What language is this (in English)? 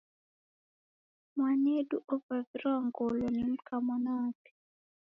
Taita